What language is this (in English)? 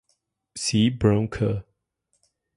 Spanish